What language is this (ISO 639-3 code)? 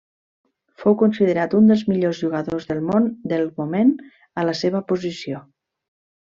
cat